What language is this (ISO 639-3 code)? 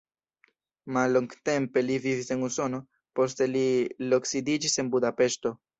epo